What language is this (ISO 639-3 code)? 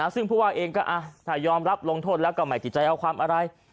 tha